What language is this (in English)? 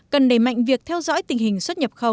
Vietnamese